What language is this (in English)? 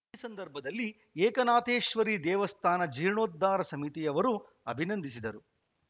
Kannada